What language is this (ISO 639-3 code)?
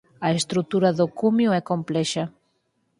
glg